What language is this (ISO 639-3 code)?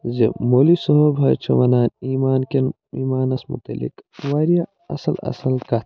kas